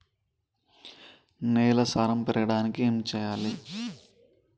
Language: Telugu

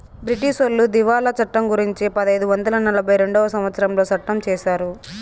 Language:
Telugu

